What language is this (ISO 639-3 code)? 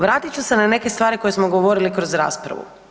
hrv